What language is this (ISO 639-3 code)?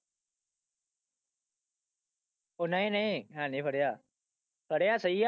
pan